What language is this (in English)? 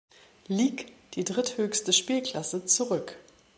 German